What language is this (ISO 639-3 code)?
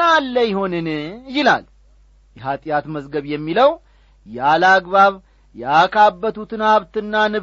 amh